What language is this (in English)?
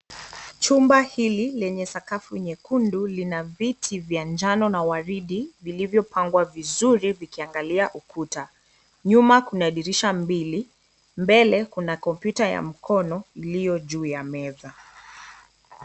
Swahili